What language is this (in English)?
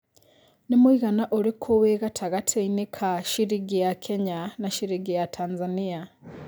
Kikuyu